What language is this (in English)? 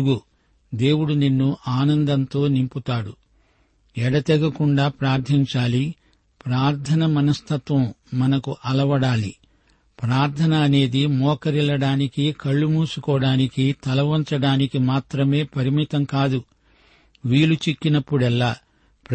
Telugu